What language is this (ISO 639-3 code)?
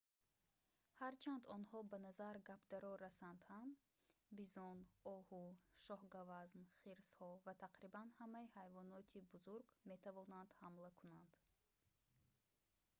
tgk